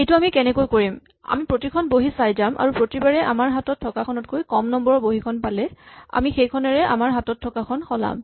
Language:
Assamese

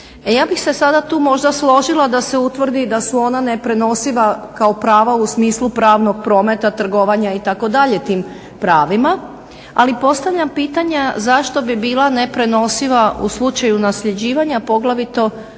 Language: Croatian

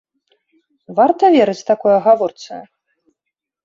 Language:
Belarusian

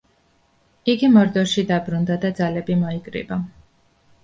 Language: Georgian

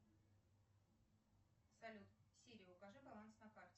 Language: Russian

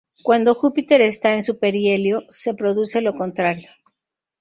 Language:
Spanish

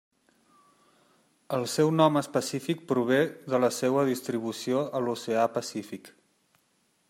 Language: Catalan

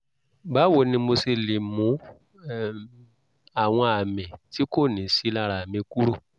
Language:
Yoruba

